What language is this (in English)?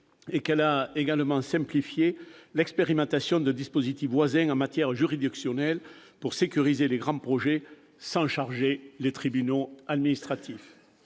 French